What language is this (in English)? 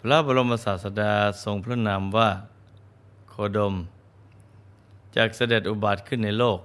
Thai